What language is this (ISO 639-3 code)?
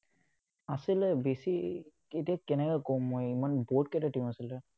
asm